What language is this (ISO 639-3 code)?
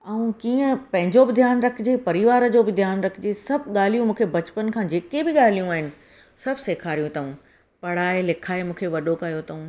snd